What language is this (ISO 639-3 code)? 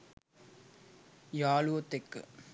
sin